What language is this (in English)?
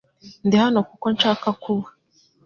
Kinyarwanda